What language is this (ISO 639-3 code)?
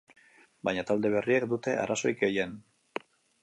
eus